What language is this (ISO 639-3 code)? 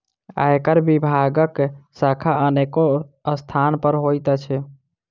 mai